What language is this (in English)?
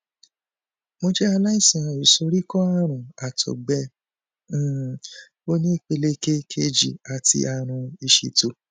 Yoruba